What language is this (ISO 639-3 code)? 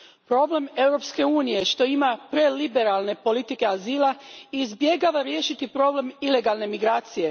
hrv